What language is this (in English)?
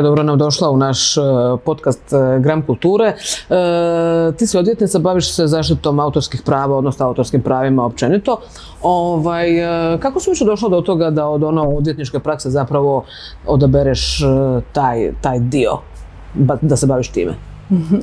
Croatian